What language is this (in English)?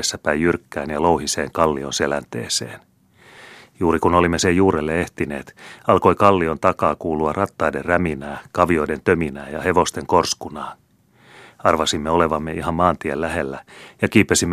Finnish